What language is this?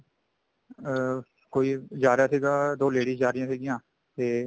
Punjabi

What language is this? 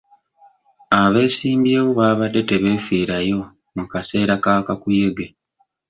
Ganda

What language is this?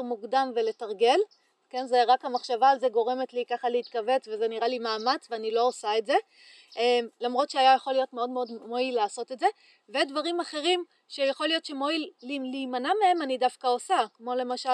Hebrew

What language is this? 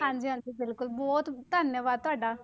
Punjabi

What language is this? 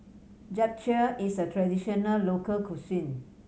English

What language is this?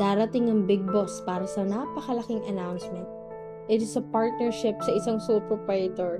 Filipino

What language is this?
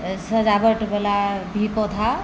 Maithili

